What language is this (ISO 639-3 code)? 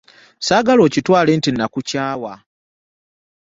lug